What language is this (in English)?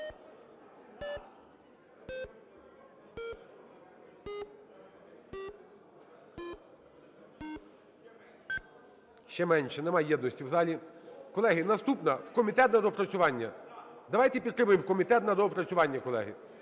Ukrainian